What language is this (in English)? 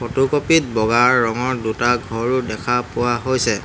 Assamese